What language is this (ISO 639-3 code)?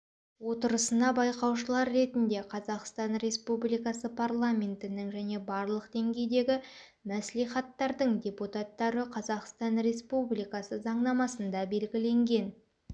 kaz